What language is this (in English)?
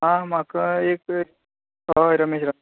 Konkani